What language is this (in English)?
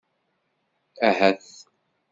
Kabyle